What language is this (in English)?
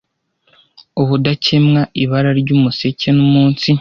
Kinyarwanda